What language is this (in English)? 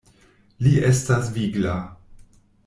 Esperanto